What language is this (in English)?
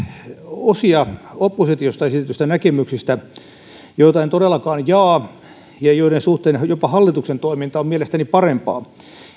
Finnish